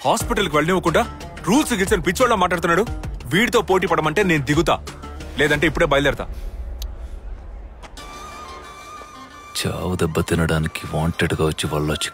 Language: Hindi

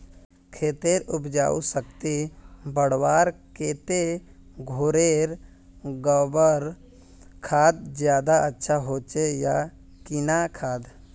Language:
Magahi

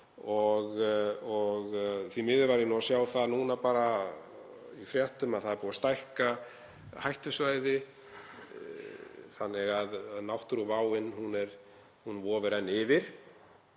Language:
Icelandic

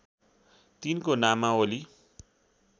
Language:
Nepali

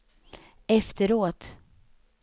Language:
Swedish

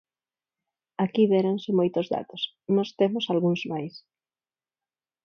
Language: Galician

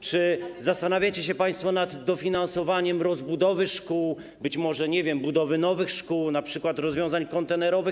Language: Polish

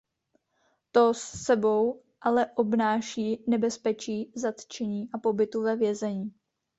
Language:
Czech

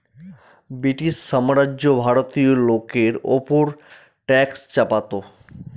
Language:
Bangla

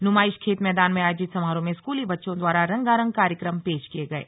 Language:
Hindi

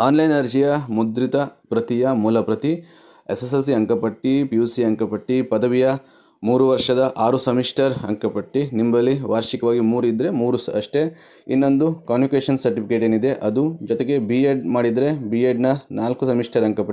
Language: Romanian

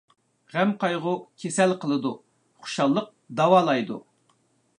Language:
Uyghur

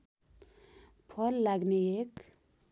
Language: Nepali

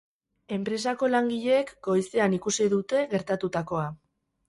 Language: Basque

